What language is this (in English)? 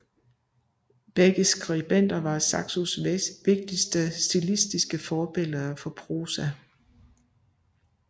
Danish